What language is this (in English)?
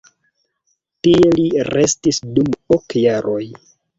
Esperanto